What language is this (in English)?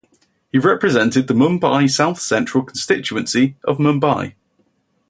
English